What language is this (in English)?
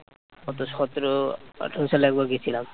Bangla